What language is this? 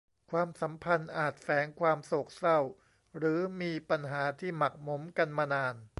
Thai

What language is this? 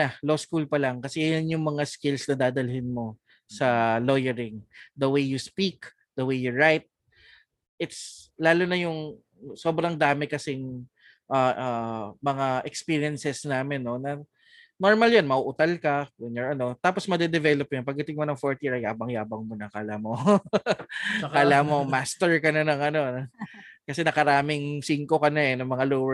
Filipino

